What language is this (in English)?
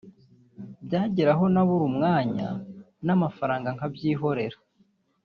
Kinyarwanda